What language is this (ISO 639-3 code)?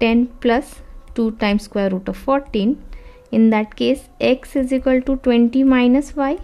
eng